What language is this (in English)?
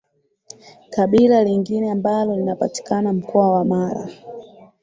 Swahili